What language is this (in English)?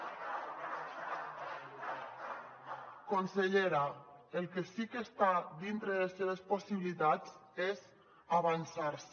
Catalan